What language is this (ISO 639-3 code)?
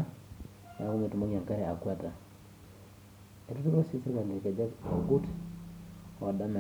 mas